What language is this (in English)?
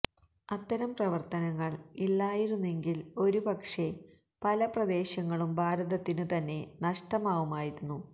Malayalam